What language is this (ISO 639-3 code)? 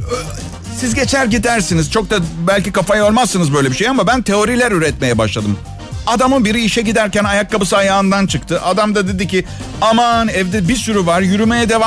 tur